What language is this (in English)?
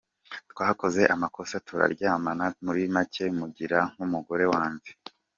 Kinyarwanda